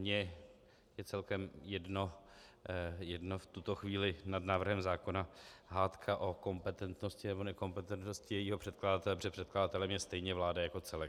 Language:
Czech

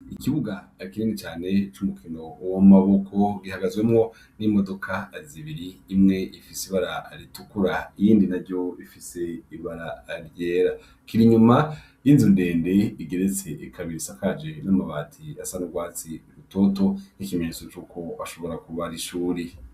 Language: Rundi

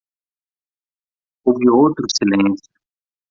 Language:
Portuguese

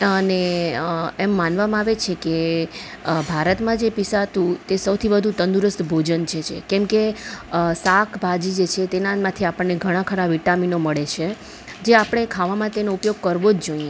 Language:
Gujarati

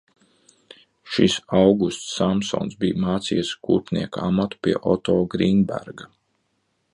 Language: Latvian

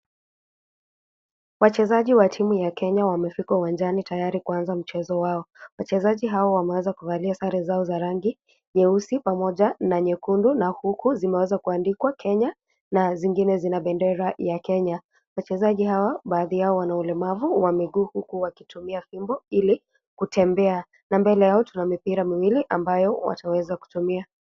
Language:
Swahili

